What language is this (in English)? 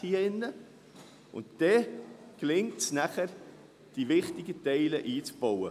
Swiss German